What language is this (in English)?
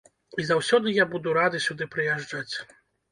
Belarusian